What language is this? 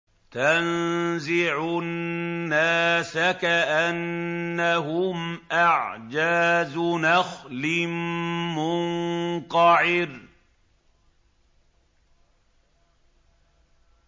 Arabic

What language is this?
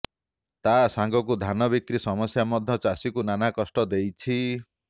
Odia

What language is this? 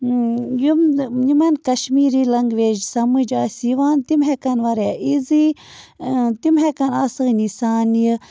Kashmiri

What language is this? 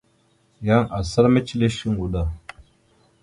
Mada (Cameroon)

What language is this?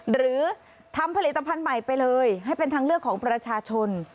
Thai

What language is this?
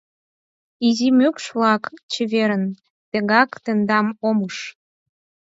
Mari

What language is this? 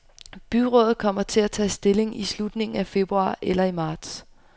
Danish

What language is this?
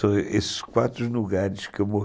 Portuguese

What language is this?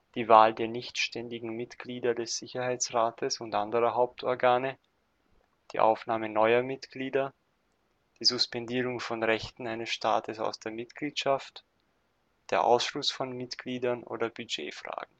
German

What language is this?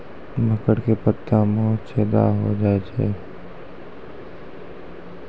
Maithili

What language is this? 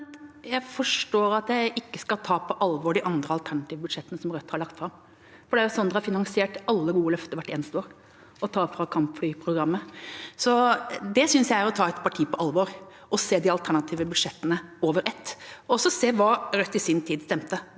Norwegian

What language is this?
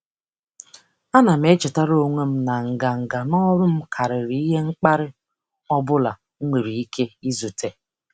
Igbo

